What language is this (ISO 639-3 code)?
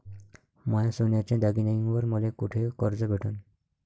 mar